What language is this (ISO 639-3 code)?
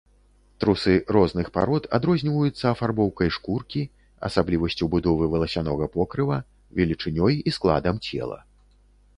bel